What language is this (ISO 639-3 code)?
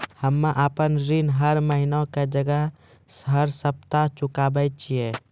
mai